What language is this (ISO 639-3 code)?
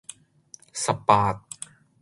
yue